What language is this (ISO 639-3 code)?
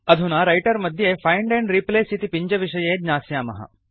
san